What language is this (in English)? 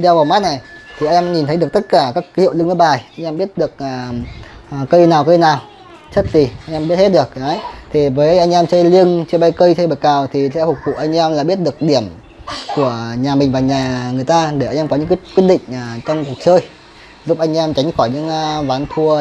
Vietnamese